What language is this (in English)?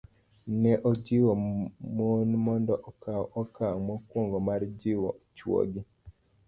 Luo (Kenya and Tanzania)